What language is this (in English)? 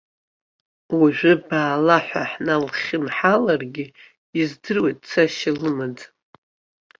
Abkhazian